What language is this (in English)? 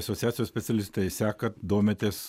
Lithuanian